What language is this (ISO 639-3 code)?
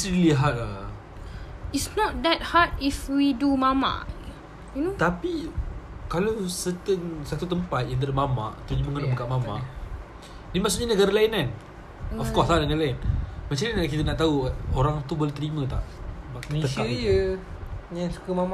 msa